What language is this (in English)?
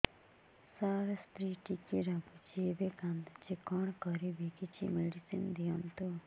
Odia